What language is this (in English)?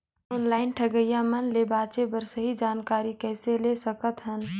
Chhattisgarhi